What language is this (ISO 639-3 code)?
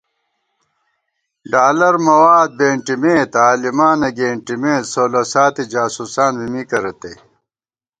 gwt